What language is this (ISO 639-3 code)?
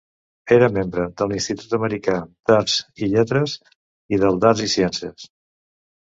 cat